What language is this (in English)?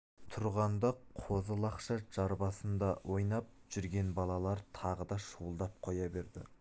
Kazakh